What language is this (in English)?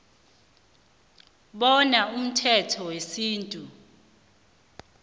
South Ndebele